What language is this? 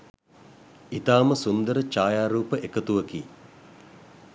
Sinhala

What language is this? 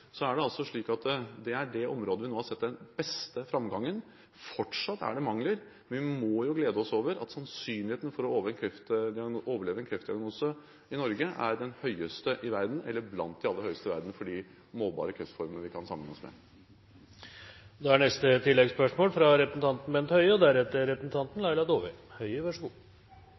Norwegian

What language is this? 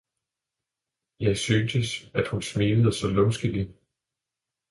Danish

